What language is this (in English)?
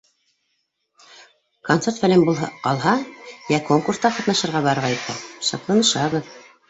Bashkir